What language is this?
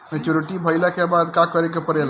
Bhojpuri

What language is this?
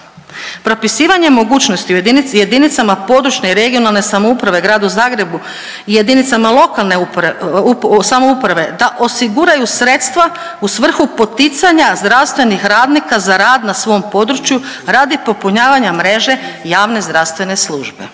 Croatian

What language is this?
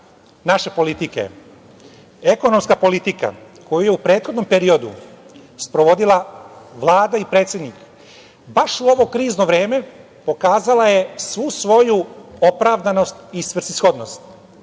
Serbian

